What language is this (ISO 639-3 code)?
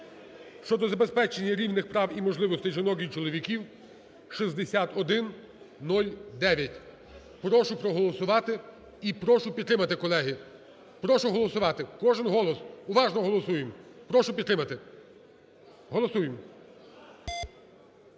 ukr